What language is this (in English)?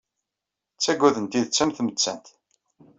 Kabyle